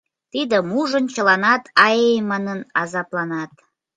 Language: Mari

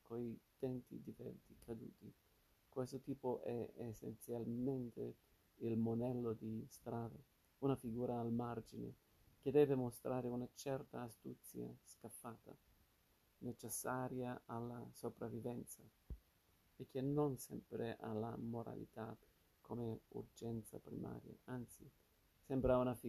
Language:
Italian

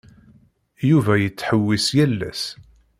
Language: Kabyle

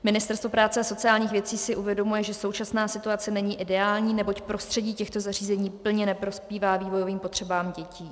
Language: Czech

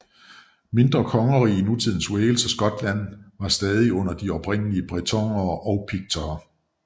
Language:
Danish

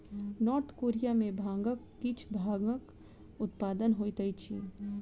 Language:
Maithili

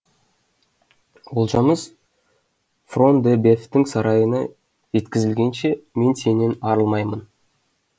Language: Kazakh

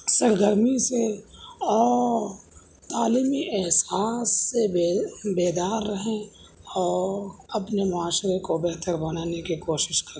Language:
Urdu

